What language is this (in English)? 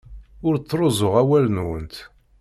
Kabyle